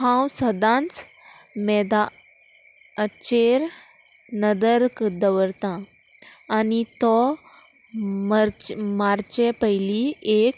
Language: Konkani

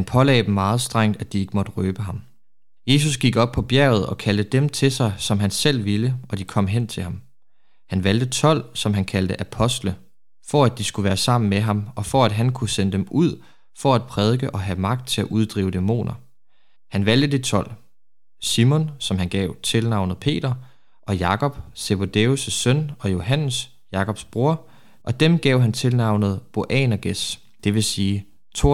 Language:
Danish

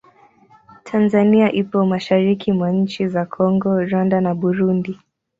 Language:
Swahili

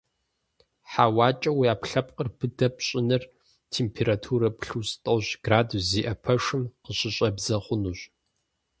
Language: Kabardian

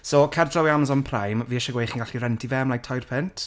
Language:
Welsh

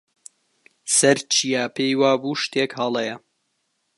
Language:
Central Kurdish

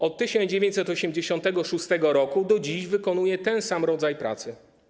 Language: Polish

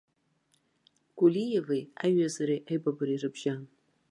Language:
Abkhazian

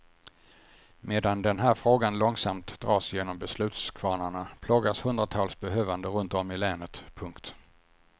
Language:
Swedish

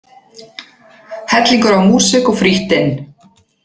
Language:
Icelandic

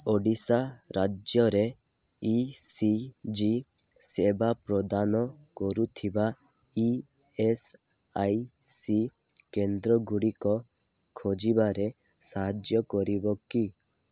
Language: Odia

